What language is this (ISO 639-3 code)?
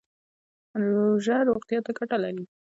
pus